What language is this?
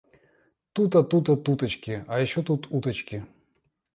Russian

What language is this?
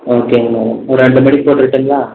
Tamil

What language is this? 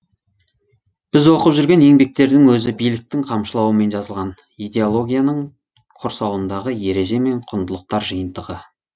Kazakh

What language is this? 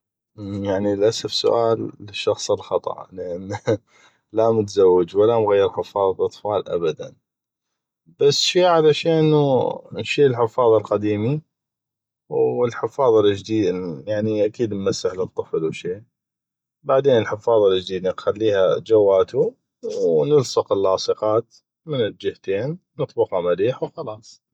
North Mesopotamian Arabic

